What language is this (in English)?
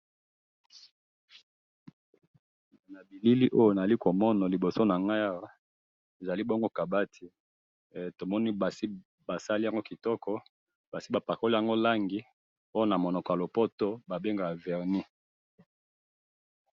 Lingala